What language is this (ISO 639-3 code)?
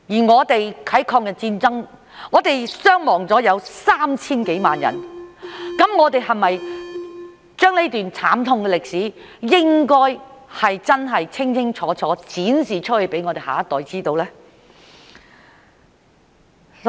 yue